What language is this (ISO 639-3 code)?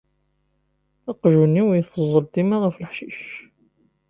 kab